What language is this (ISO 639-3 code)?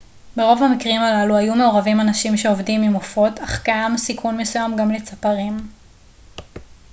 heb